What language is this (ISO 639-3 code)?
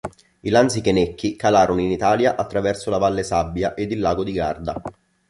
ita